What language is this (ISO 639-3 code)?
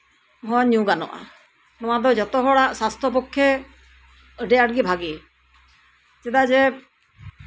sat